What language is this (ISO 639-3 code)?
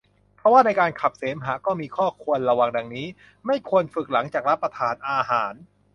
tha